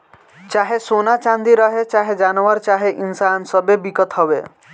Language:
Bhojpuri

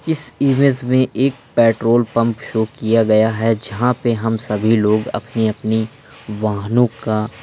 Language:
Hindi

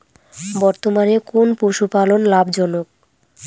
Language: Bangla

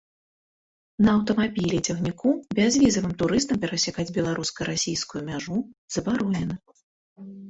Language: Belarusian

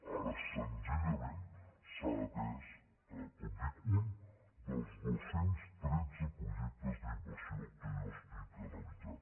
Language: Catalan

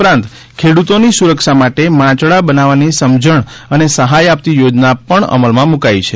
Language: Gujarati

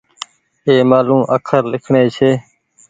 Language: Goaria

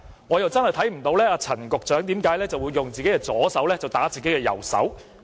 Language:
Cantonese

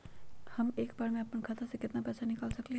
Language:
Magahi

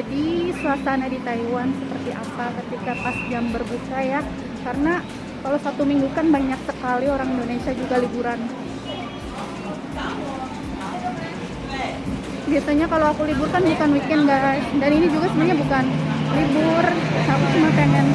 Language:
Indonesian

